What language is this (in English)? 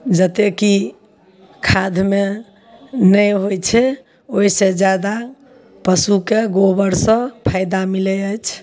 Maithili